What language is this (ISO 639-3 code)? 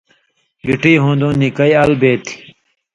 mvy